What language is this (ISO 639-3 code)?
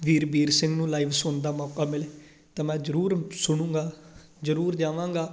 pan